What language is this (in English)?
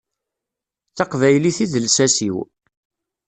Kabyle